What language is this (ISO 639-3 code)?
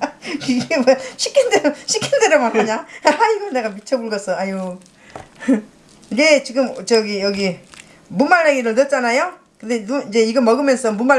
kor